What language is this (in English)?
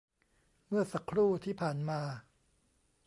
Thai